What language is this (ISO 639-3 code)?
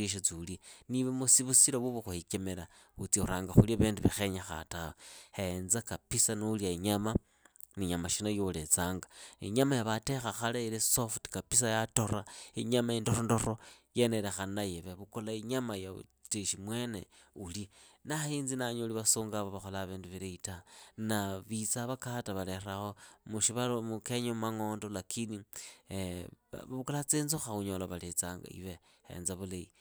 ida